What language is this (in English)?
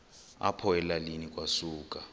Xhosa